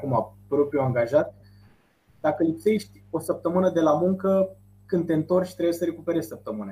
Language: Romanian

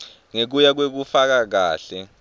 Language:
Swati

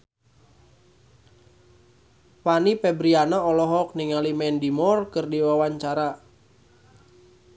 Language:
Sundanese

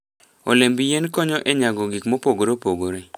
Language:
Luo (Kenya and Tanzania)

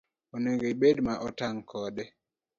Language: Luo (Kenya and Tanzania)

